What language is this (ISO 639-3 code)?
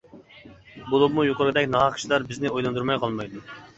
uig